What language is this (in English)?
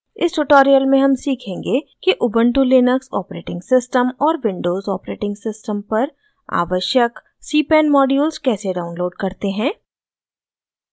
Hindi